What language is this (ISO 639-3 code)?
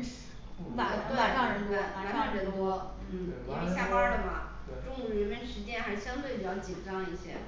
zho